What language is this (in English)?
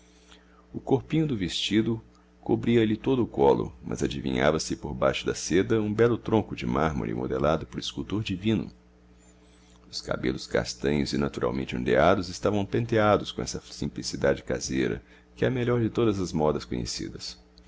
Portuguese